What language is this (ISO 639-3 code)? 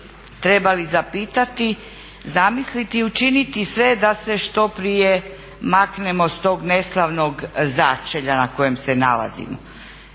hrv